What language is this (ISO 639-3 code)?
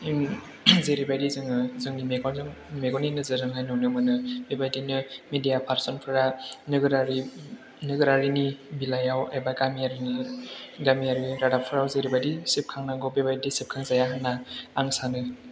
brx